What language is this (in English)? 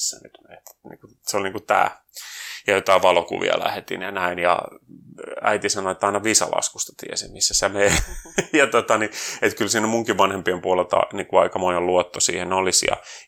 Finnish